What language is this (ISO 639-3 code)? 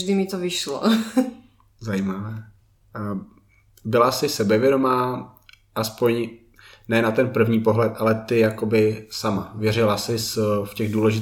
ces